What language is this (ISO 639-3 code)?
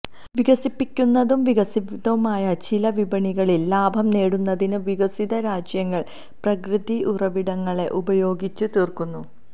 mal